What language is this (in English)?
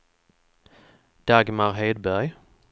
Swedish